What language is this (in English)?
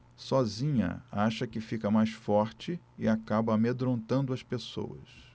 Portuguese